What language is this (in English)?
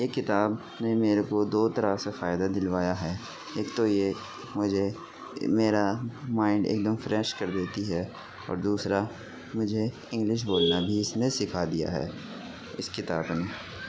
Urdu